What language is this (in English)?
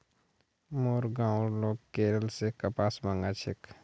Magahi